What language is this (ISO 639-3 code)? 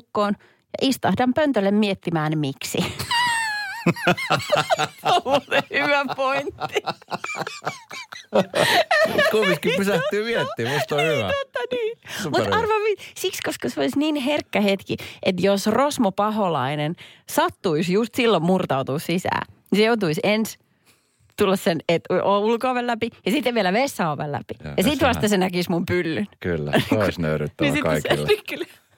fin